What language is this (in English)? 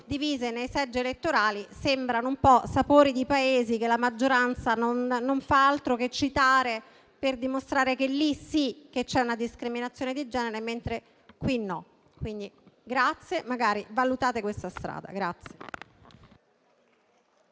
Italian